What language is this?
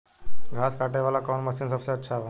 Bhojpuri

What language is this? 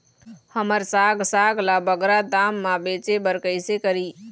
Chhattisgarhi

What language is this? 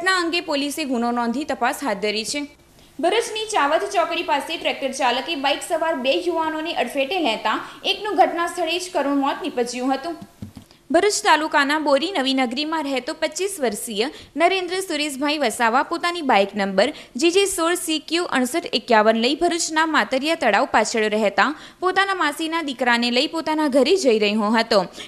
Hindi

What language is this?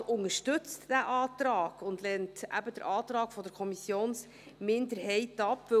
Swiss German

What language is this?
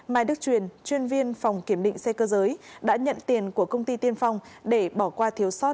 Vietnamese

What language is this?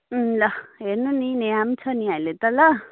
Nepali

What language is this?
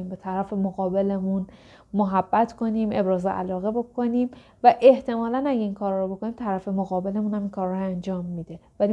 Persian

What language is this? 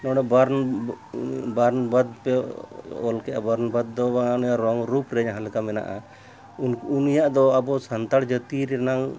Santali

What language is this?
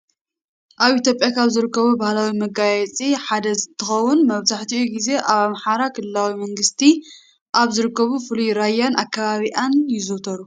Tigrinya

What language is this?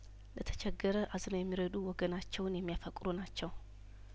Amharic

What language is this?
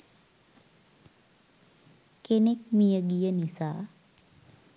Sinhala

